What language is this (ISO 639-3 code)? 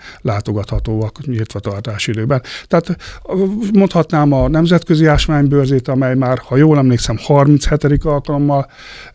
hun